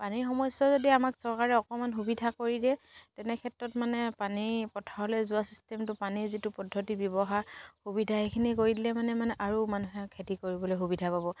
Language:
Assamese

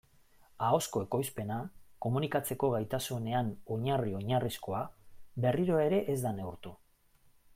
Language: Basque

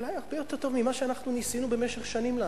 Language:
Hebrew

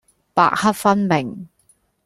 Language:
Cantonese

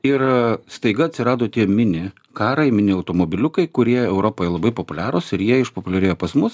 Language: Lithuanian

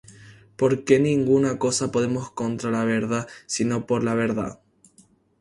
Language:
Spanish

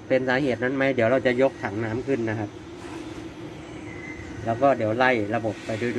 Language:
Thai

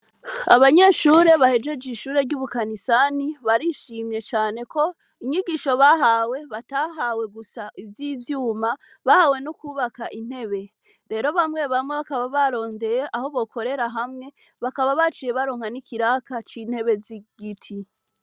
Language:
Rundi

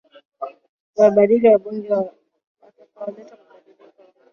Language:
Swahili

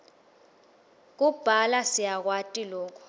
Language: Swati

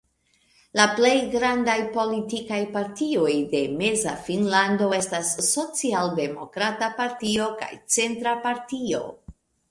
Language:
Esperanto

